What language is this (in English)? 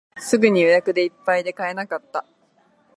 Japanese